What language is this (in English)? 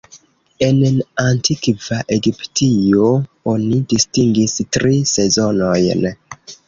Esperanto